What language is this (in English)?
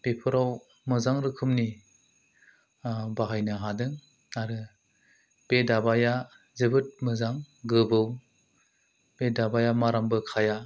Bodo